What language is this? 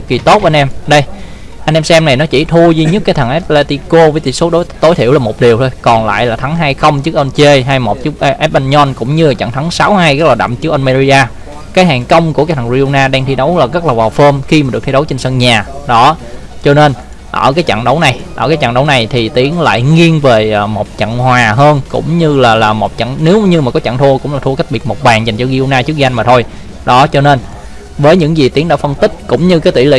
Vietnamese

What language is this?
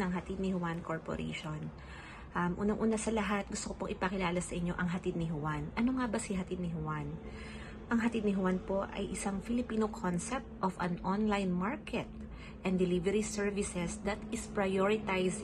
Filipino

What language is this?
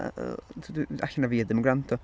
Welsh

